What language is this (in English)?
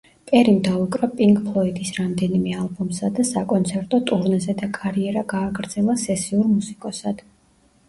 Georgian